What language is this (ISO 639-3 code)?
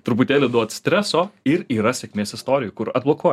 lit